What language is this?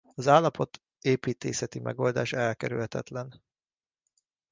Hungarian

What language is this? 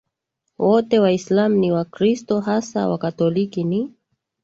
Swahili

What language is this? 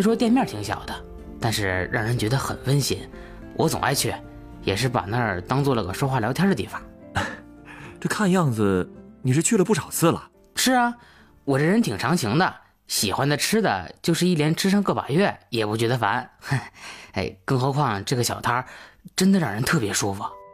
Chinese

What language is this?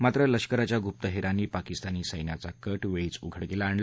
Marathi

